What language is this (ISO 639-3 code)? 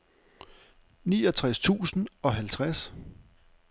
dan